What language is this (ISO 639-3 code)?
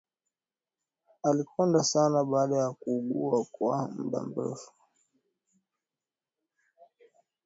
swa